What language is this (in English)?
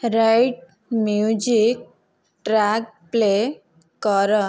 Odia